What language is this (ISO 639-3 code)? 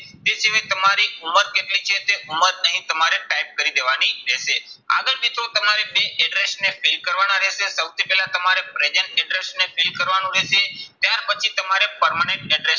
guj